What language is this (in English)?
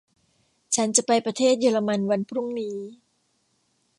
Thai